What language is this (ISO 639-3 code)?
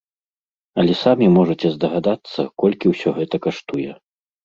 bel